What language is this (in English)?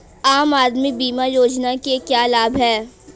Hindi